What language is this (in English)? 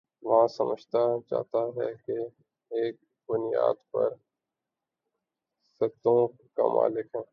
Urdu